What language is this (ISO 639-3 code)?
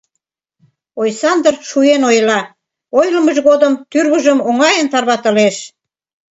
chm